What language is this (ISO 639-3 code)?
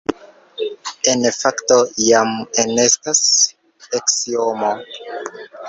epo